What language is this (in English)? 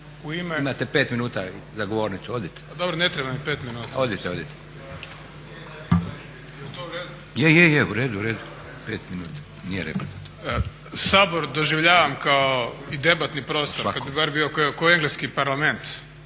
Croatian